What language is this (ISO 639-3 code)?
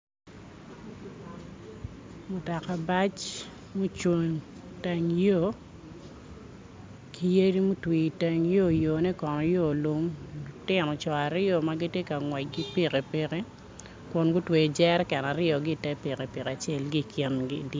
ach